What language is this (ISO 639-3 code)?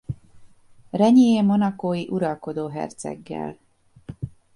hun